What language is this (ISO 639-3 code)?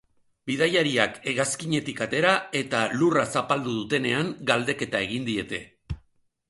eus